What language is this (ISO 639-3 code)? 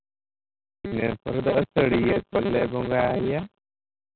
sat